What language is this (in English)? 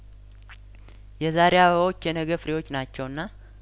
Amharic